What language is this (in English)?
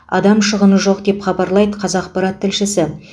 Kazakh